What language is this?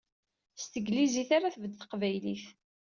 Kabyle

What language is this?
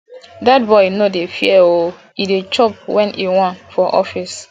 Nigerian Pidgin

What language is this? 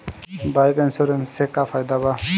Bhojpuri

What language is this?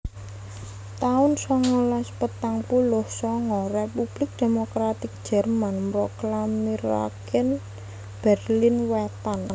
Javanese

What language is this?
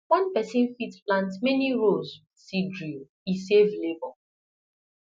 Nigerian Pidgin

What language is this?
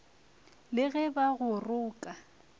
Northern Sotho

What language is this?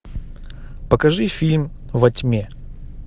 Russian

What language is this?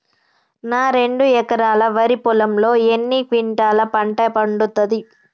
Telugu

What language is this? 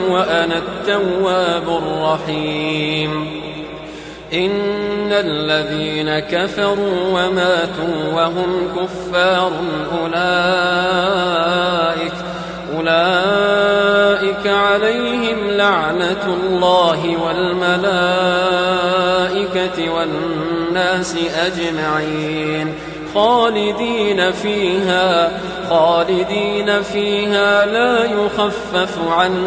Arabic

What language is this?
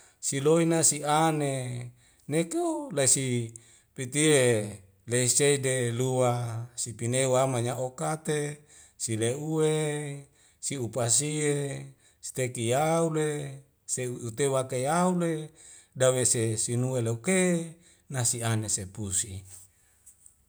Wemale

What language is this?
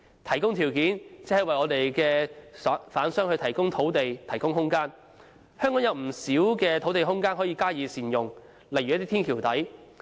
Cantonese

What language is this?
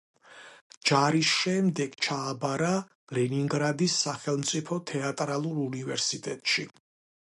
Georgian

